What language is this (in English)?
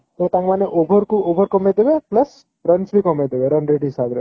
Odia